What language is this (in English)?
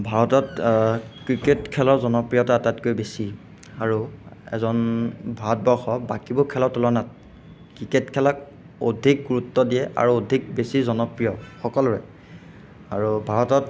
Assamese